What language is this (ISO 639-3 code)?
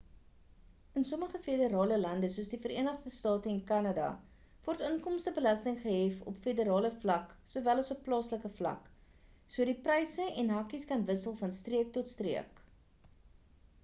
afr